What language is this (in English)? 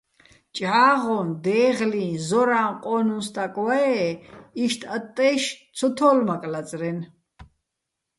Bats